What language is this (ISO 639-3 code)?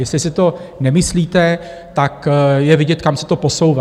ces